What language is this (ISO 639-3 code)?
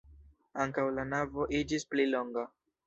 epo